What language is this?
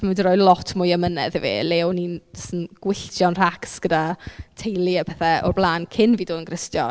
Welsh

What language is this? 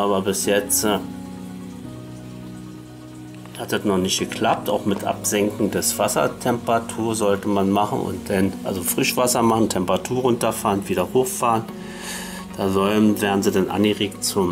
German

